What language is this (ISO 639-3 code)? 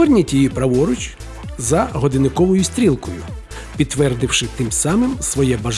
ukr